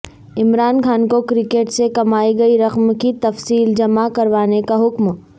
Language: Urdu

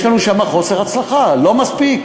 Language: Hebrew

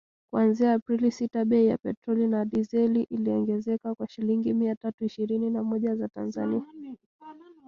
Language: Swahili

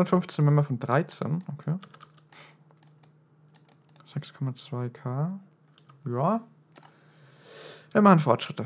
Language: German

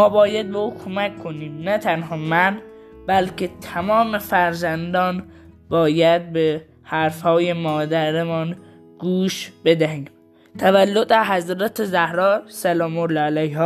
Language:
Persian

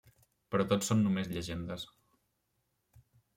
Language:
Catalan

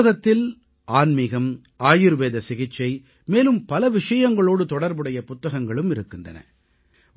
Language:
Tamil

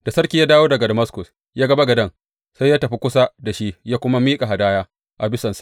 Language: Hausa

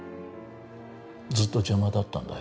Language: Japanese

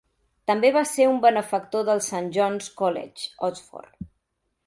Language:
Catalan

